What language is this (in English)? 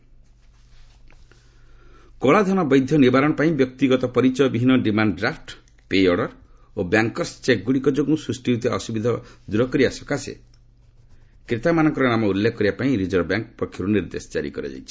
Odia